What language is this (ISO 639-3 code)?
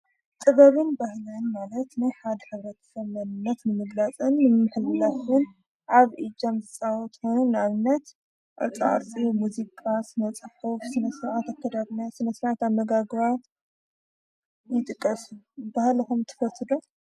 tir